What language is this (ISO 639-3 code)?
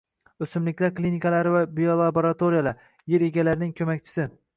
uzb